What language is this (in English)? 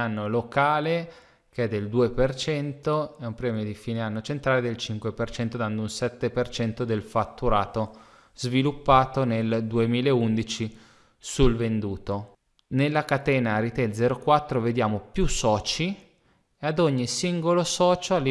Italian